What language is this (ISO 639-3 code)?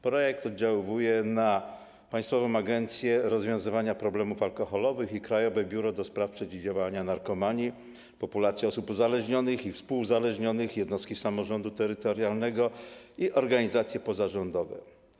pol